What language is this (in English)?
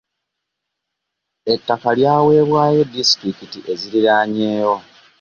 Ganda